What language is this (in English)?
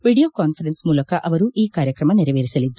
Kannada